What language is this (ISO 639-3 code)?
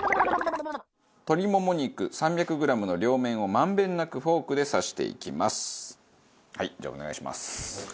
jpn